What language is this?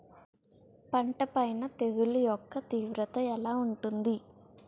Telugu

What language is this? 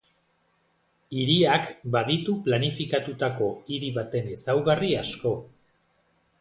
Basque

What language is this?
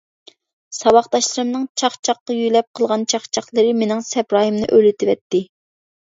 Uyghur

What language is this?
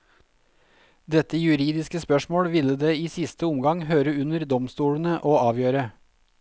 Norwegian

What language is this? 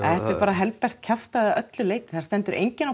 Icelandic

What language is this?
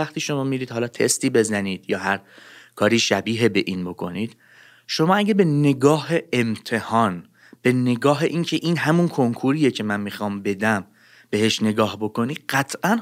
Persian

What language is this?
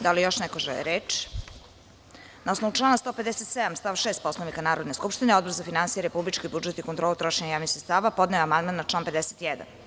Serbian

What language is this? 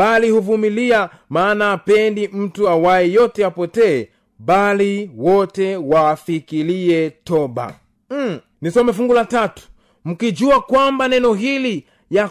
Swahili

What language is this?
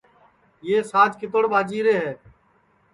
Sansi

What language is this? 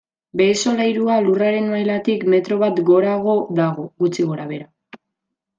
Basque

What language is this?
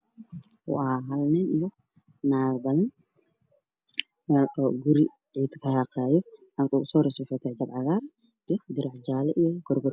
Somali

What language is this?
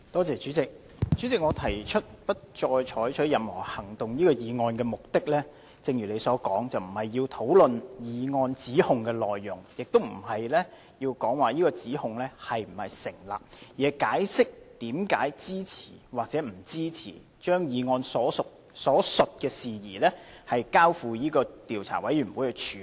Cantonese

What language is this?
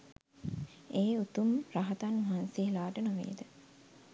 Sinhala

